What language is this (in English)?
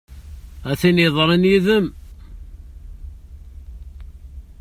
Kabyle